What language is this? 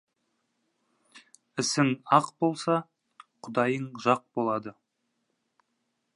Kazakh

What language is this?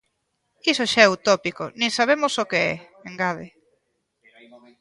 Galician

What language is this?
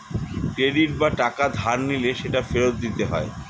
Bangla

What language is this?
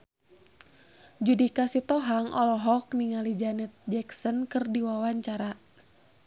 Sundanese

